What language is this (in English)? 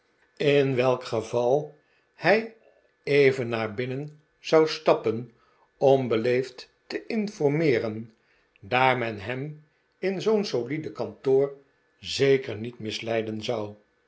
Dutch